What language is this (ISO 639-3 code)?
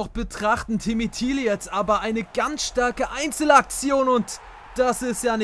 deu